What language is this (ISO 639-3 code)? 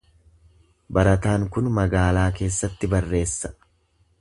orm